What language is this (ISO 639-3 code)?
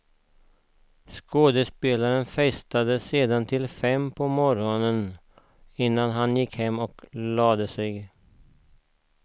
swe